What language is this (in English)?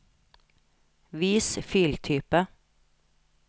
Norwegian